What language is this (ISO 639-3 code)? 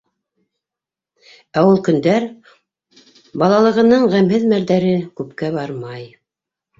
bak